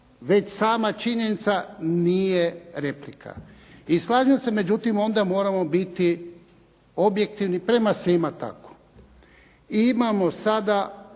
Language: Croatian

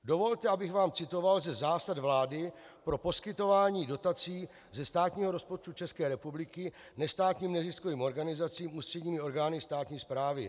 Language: Czech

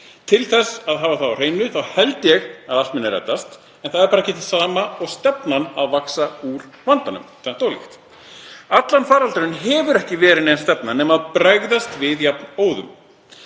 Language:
Icelandic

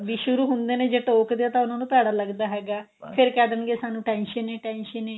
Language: Punjabi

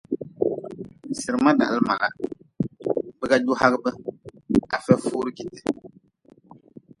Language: Nawdm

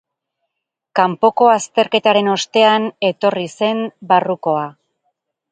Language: Basque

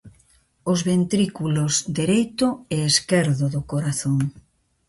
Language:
Galician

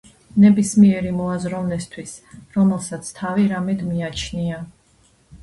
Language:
Georgian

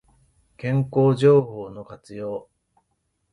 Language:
Japanese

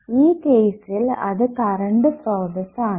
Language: Malayalam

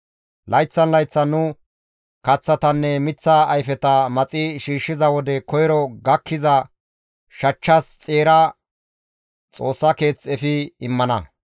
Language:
Gamo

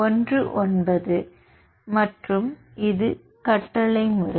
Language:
Tamil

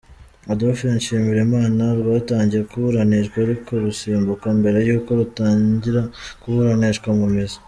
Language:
Kinyarwanda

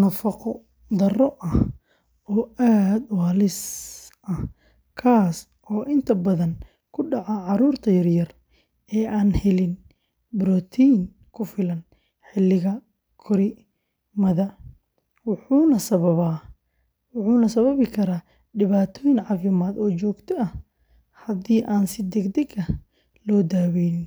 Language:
Somali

